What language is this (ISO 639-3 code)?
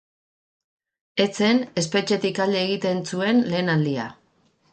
eus